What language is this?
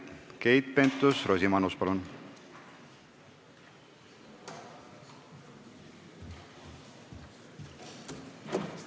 Estonian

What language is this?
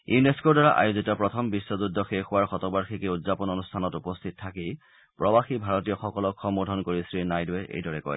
Assamese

